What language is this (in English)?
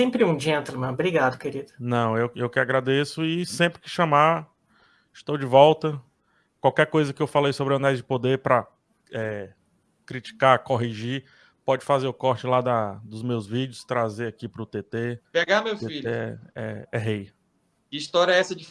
Portuguese